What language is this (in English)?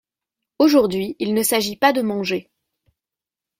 French